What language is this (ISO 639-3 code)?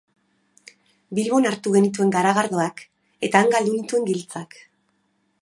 eus